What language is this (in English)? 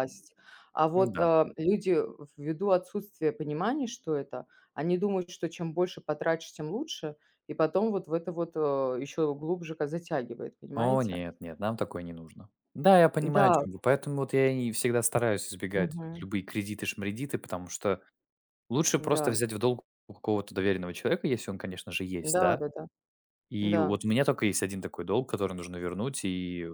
Russian